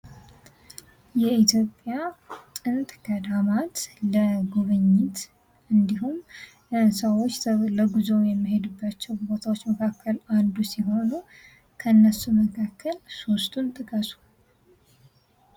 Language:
Amharic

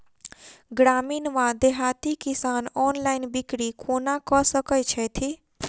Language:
Maithili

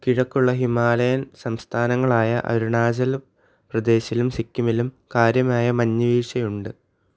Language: Malayalam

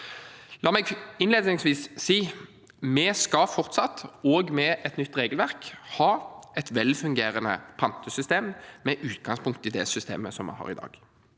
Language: Norwegian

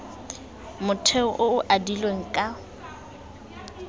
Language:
Tswana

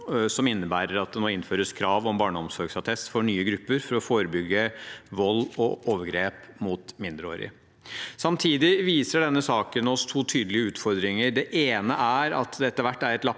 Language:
Norwegian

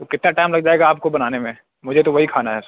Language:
Urdu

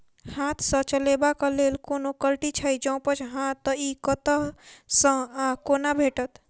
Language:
Maithili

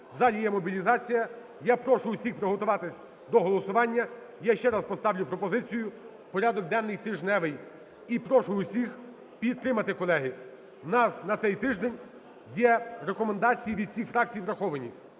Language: Ukrainian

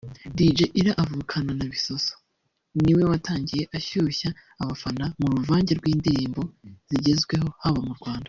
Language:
Kinyarwanda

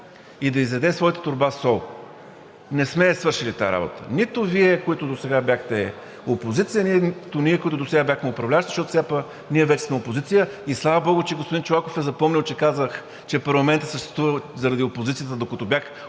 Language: Bulgarian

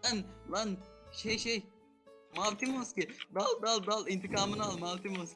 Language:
Turkish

